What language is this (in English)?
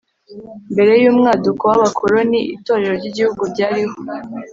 Kinyarwanda